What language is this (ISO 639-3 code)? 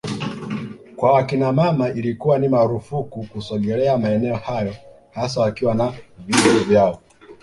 swa